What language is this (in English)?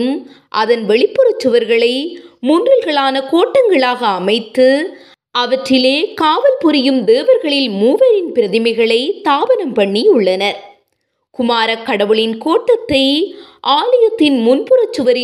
Tamil